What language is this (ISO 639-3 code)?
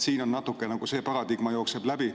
est